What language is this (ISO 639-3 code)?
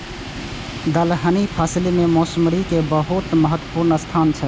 mai